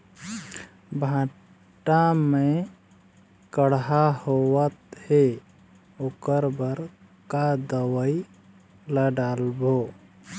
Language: Chhattisgarhi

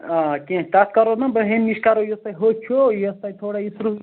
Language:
Kashmiri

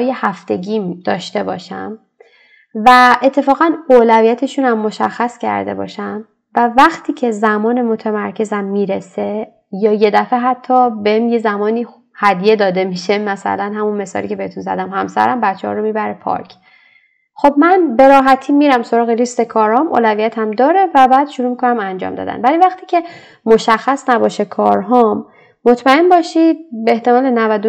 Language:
Persian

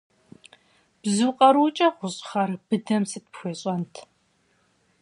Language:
Kabardian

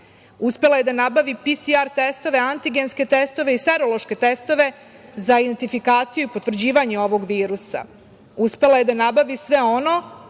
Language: Serbian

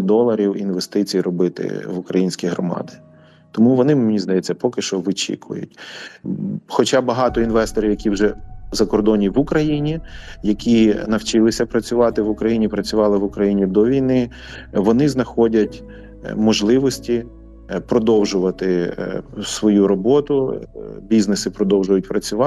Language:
Ukrainian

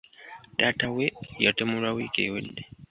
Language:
Ganda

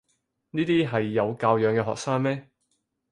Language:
Cantonese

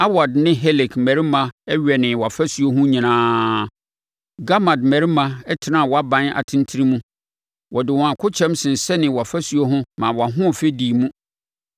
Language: Akan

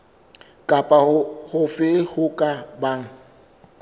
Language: Southern Sotho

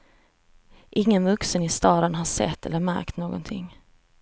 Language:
Swedish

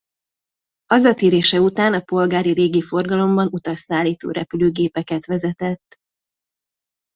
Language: Hungarian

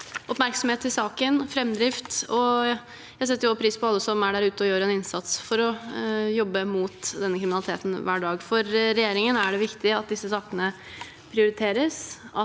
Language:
Norwegian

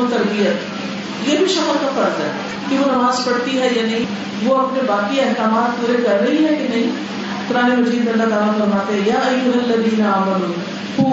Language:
Urdu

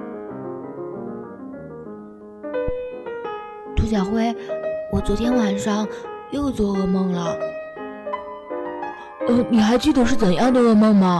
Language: Chinese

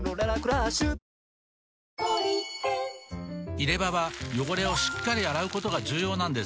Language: Japanese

